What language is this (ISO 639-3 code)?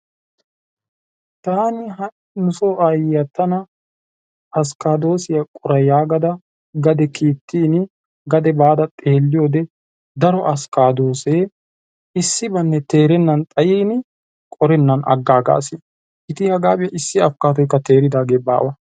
wal